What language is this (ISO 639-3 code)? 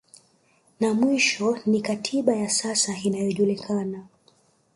swa